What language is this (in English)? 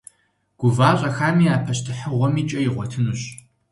Kabardian